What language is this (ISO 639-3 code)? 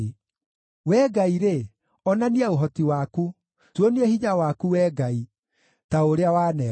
kik